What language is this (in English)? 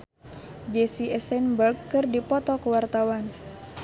Sundanese